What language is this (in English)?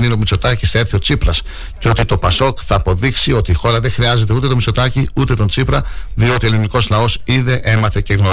Greek